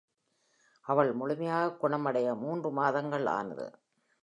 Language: Tamil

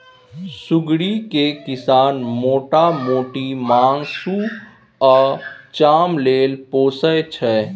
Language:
Maithili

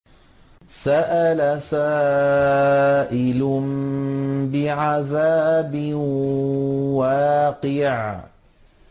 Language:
Arabic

